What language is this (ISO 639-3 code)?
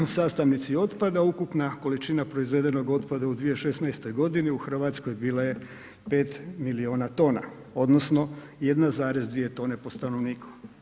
hrv